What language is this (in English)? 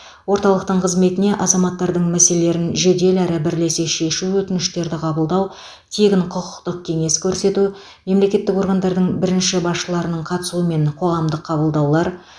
Kazakh